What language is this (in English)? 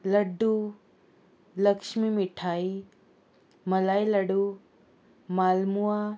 Konkani